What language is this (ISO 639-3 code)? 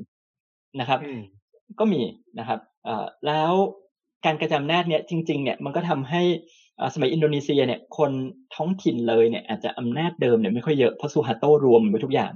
tha